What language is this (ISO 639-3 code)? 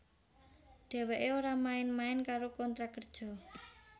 jav